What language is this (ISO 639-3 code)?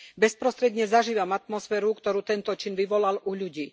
slk